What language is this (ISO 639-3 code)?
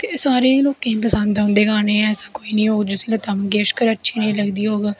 doi